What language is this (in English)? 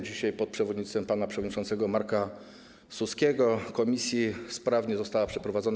Polish